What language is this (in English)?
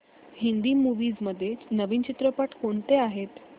Marathi